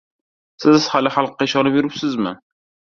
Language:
Uzbek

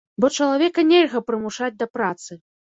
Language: Belarusian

